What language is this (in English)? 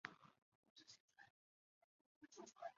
Chinese